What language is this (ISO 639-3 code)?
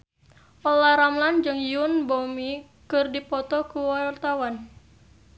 sun